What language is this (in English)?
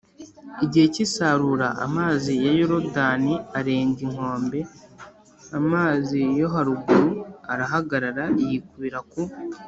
Kinyarwanda